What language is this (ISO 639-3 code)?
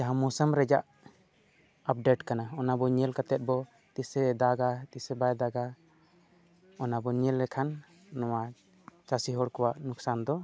sat